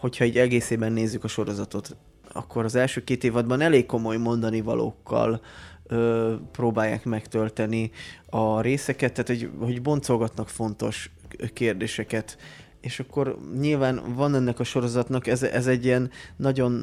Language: Hungarian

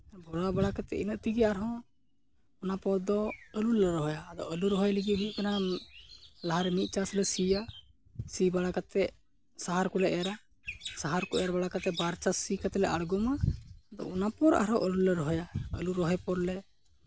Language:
Santali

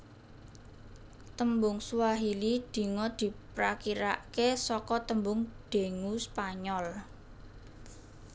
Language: Javanese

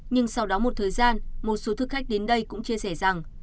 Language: Vietnamese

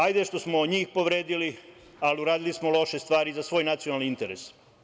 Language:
Serbian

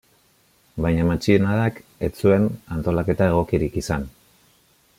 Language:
Basque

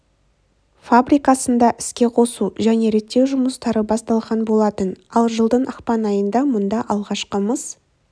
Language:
Kazakh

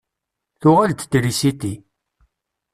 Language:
Kabyle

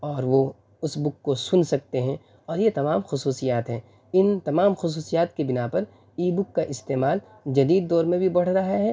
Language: Urdu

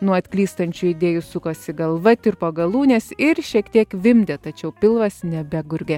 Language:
Lithuanian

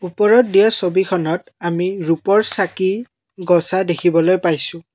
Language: Assamese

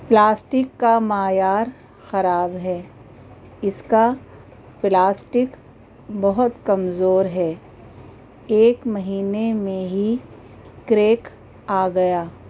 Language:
Urdu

